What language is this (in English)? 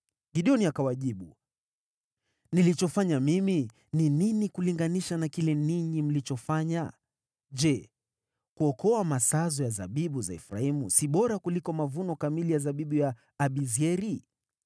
Swahili